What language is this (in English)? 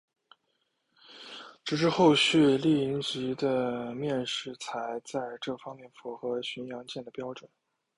Chinese